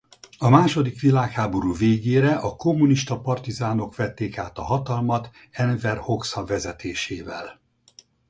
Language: Hungarian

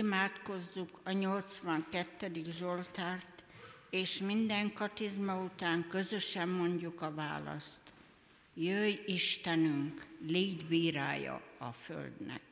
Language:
Hungarian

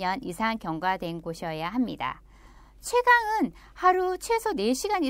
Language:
Korean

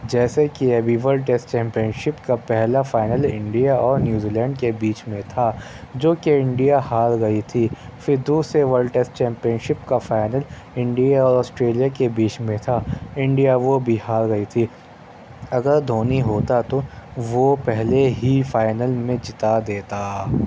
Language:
Urdu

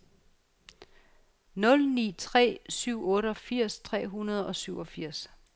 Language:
Danish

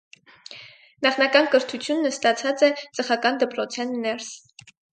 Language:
Armenian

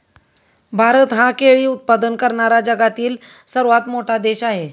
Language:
Marathi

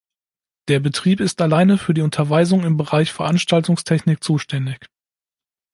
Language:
German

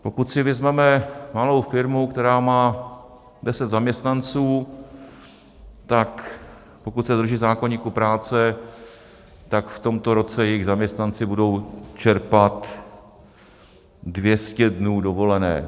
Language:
Czech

